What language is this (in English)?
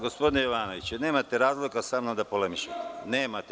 Serbian